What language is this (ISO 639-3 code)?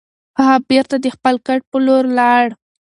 pus